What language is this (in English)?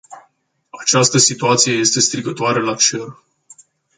Romanian